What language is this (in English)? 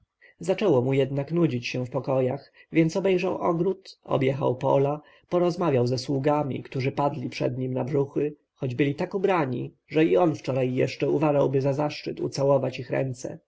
Polish